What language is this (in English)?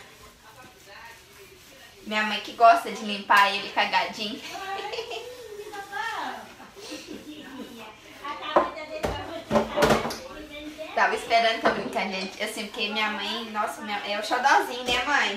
Portuguese